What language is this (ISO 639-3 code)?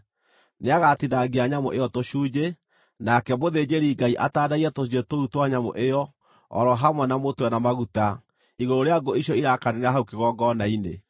kik